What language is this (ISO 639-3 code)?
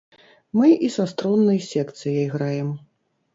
bel